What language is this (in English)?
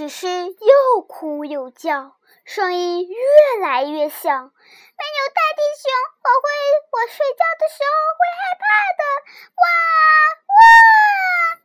Chinese